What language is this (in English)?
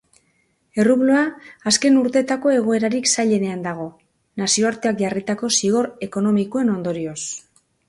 Basque